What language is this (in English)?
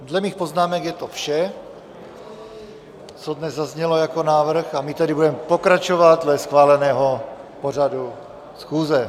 Czech